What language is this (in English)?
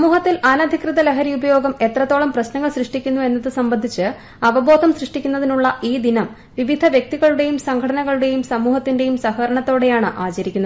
Malayalam